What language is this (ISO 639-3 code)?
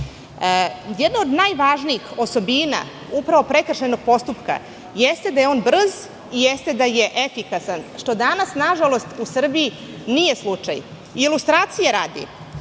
srp